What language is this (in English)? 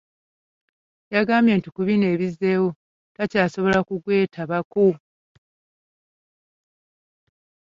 Ganda